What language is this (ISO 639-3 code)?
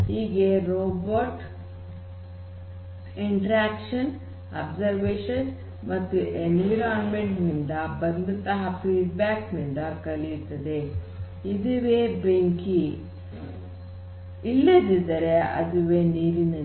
kan